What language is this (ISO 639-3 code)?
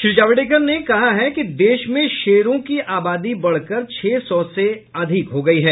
hin